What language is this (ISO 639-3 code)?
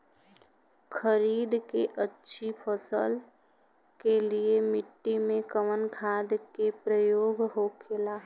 bho